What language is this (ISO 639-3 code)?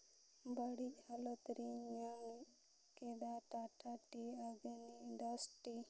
sat